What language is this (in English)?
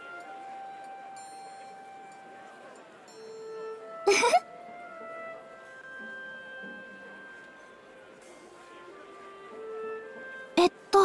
Japanese